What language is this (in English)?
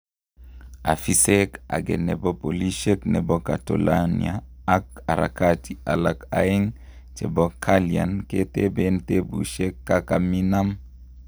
Kalenjin